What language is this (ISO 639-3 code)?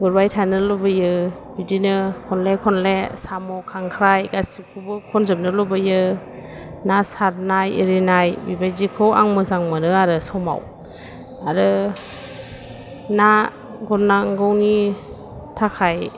brx